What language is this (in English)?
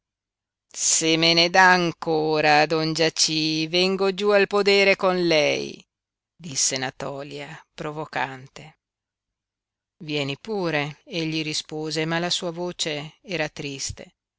Italian